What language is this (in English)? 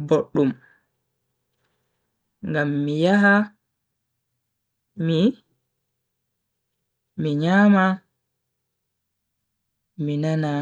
Bagirmi Fulfulde